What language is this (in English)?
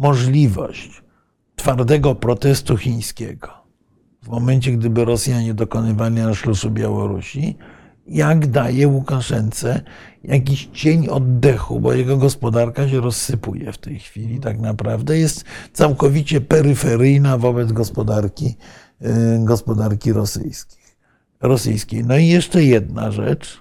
Polish